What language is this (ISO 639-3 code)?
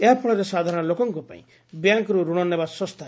ori